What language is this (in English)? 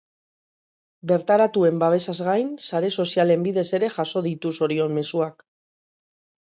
Basque